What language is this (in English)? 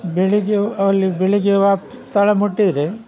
Kannada